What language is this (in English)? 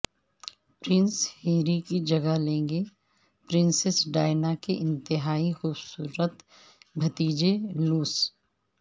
Urdu